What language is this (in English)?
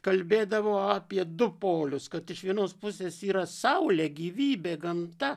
Lithuanian